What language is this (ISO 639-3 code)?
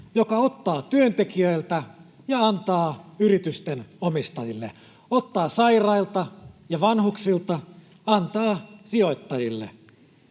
fin